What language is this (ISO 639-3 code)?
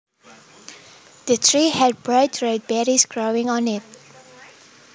jav